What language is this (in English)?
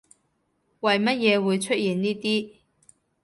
Cantonese